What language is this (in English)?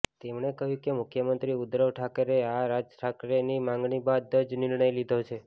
Gujarati